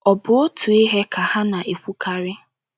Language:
Igbo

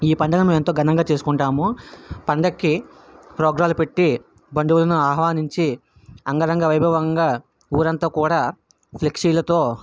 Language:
Telugu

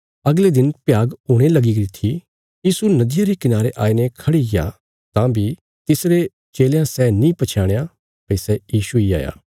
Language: Bilaspuri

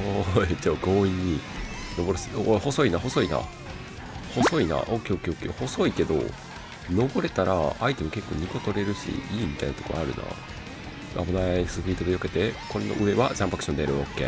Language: Japanese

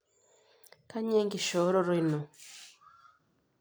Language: Masai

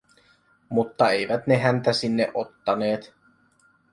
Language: Finnish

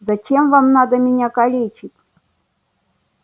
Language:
Russian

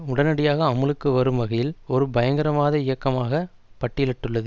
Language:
Tamil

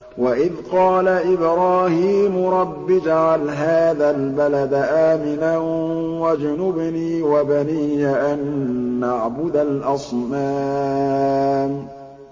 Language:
Arabic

